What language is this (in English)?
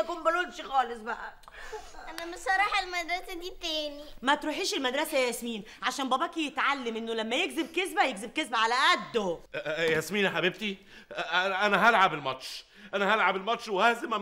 Arabic